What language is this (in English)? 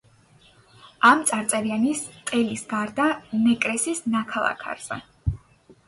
Georgian